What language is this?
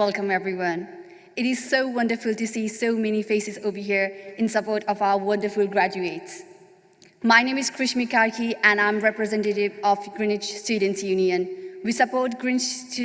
English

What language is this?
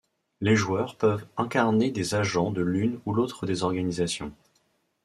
French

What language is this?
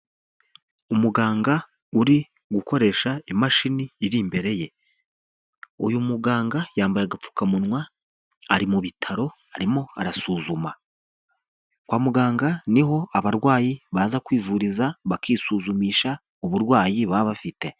Kinyarwanda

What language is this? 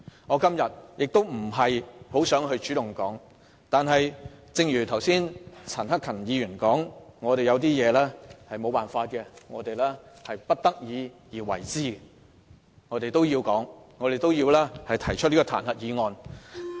Cantonese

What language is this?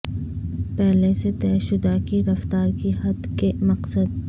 Urdu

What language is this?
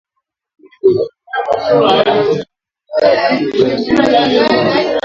Swahili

